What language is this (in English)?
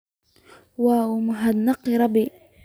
Somali